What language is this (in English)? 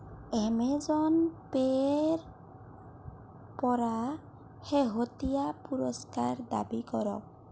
Assamese